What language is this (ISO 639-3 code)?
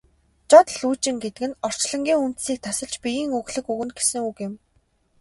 mon